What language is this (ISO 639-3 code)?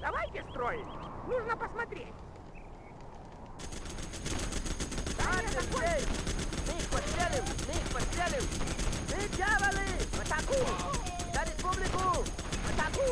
rus